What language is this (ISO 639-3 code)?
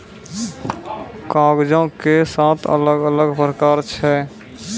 mai